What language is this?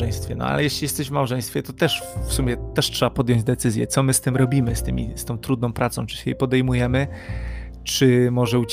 Polish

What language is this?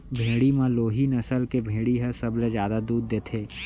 Chhattisgarhi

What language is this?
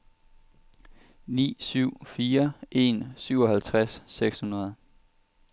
Danish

